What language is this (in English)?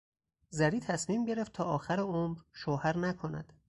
Persian